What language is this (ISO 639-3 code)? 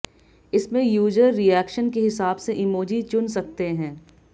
hin